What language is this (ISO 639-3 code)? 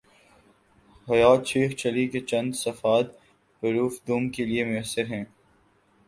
urd